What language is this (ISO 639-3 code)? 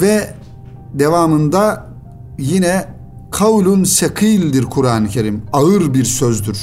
tur